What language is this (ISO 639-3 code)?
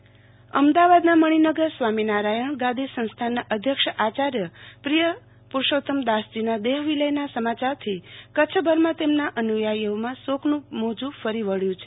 guj